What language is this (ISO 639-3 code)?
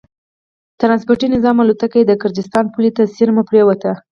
pus